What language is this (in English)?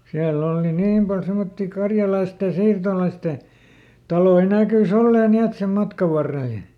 Finnish